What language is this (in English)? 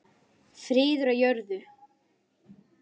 Icelandic